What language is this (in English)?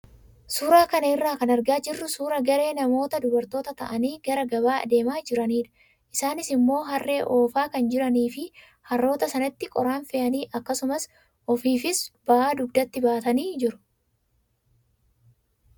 Oromo